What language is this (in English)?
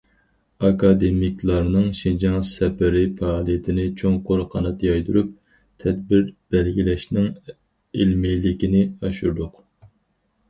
Uyghur